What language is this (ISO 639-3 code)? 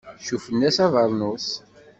kab